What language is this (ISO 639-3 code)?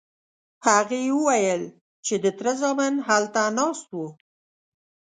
pus